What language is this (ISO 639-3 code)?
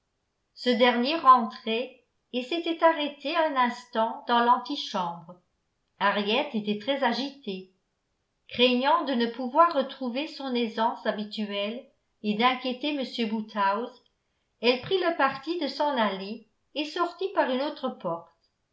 fra